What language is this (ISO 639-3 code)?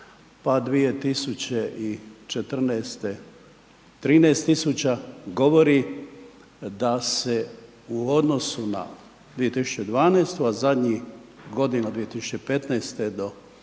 hrv